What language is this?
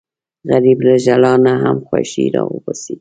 Pashto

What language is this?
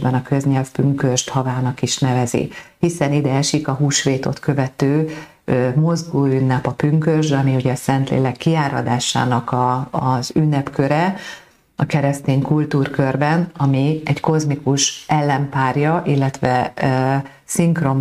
Hungarian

